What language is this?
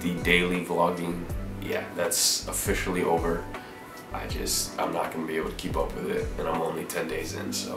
English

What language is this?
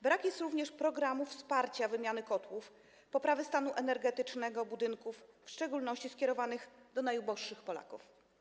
Polish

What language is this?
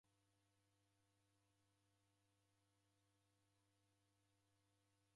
Taita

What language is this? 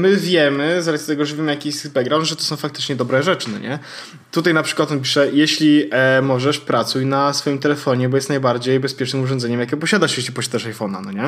Polish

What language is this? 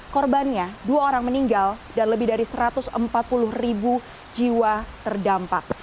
Indonesian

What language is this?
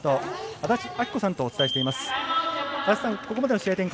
Japanese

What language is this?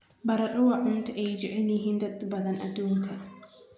Somali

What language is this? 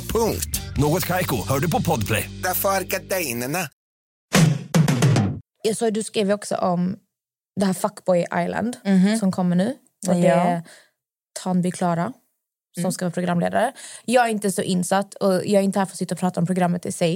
Swedish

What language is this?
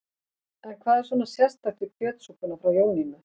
Icelandic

